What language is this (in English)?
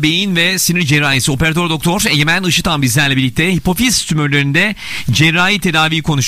Turkish